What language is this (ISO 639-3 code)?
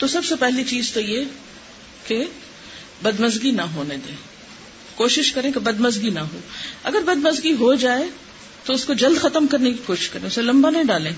urd